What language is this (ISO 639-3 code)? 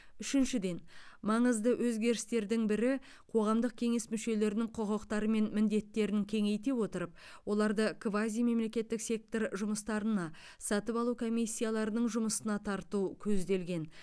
kaz